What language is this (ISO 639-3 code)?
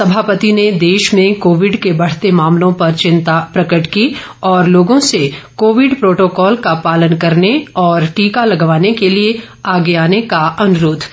hin